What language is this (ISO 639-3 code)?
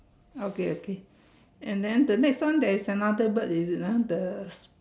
eng